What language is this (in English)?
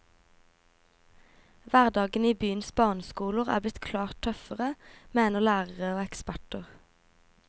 Norwegian